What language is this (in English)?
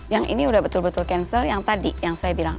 Indonesian